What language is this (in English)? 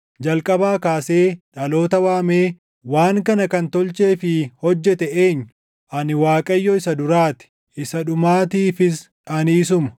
Oromo